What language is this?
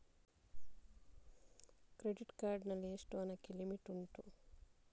Kannada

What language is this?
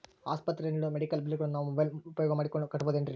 Kannada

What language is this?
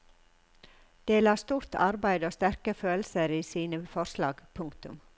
Norwegian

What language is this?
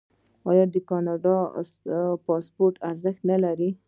Pashto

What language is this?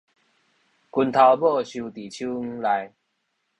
Min Nan Chinese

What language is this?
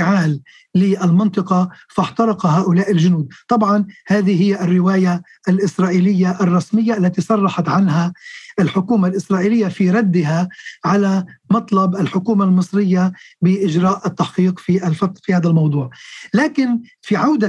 Arabic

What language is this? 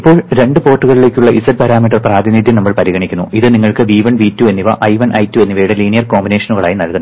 Malayalam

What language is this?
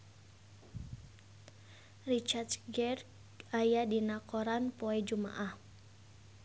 Sundanese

